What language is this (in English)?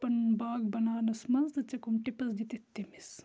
Kashmiri